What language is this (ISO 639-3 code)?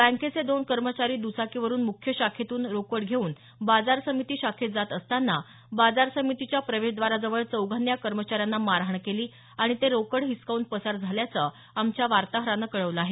mar